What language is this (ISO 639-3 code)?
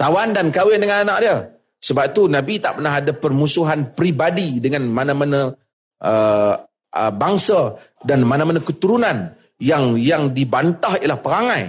msa